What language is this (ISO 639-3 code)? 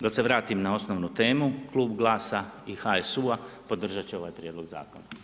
hrv